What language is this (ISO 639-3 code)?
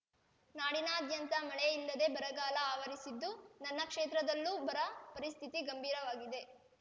kan